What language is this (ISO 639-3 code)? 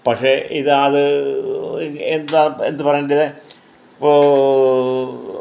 mal